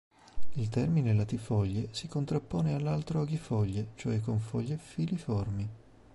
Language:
Italian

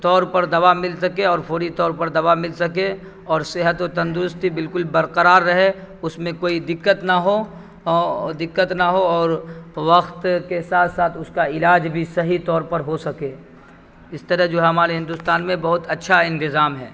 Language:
Urdu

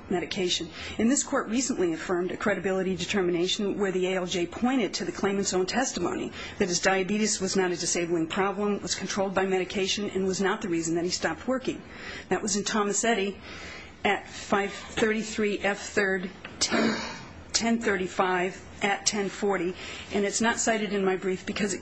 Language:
English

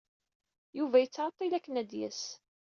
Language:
Kabyle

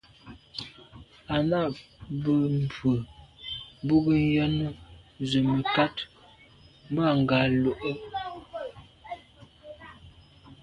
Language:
Medumba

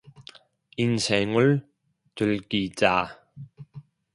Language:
Korean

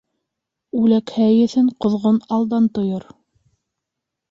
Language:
Bashkir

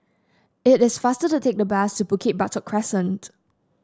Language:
English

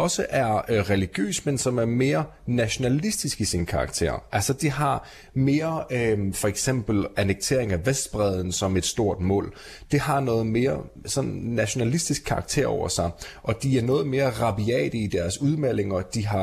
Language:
Danish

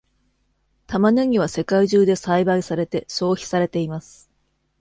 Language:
Japanese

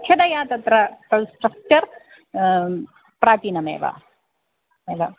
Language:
Sanskrit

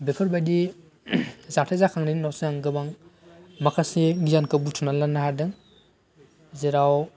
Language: Bodo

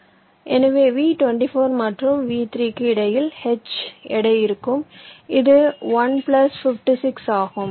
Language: Tamil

